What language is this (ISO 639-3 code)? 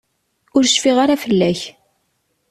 kab